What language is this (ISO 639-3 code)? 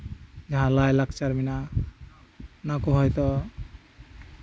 sat